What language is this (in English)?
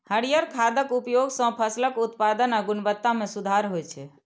Maithili